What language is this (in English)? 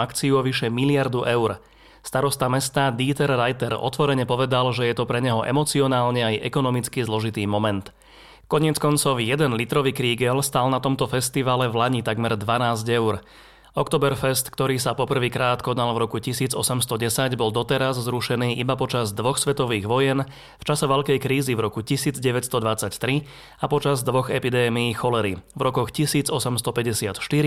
Slovak